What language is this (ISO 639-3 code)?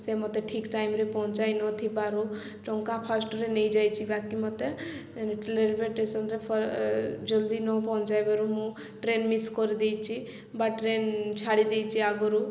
ori